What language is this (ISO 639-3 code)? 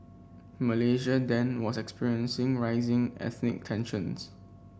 eng